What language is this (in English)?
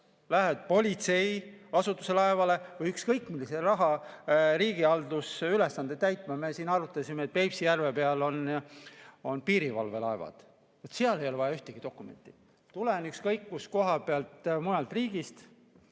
Estonian